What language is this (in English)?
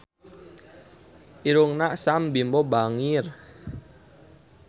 Sundanese